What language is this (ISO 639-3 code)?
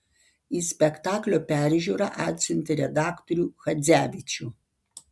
lit